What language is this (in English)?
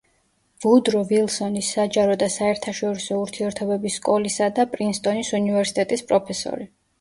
Georgian